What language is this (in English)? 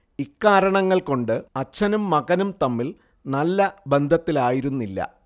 Malayalam